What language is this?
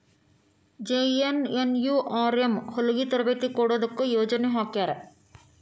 Kannada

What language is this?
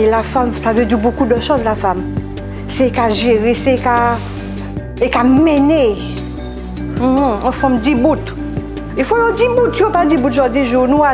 French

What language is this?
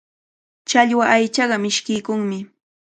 Cajatambo North Lima Quechua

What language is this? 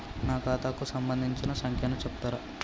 Telugu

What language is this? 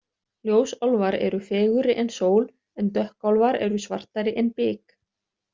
Icelandic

